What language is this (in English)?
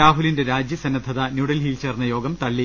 Malayalam